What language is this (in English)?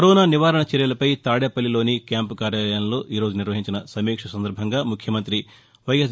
Telugu